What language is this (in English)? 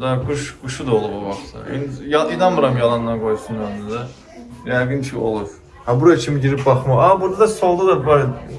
Turkish